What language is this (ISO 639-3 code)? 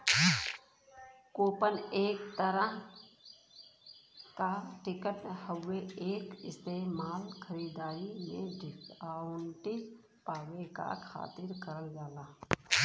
bho